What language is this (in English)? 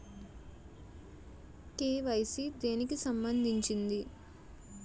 Telugu